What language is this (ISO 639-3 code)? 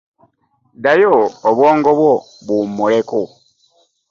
lug